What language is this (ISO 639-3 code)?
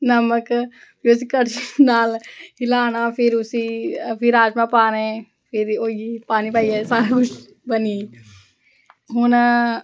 doi